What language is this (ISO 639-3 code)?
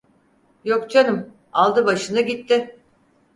tur